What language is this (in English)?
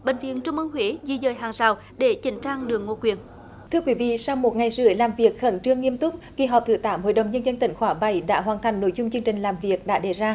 Vietnamese